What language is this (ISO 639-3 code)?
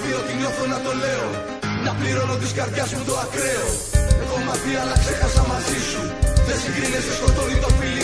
ell